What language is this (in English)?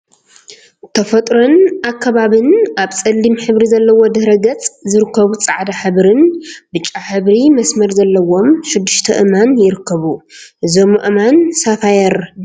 Tigrinya